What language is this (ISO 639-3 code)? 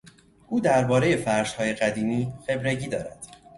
fas